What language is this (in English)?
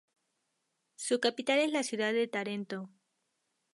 Spanish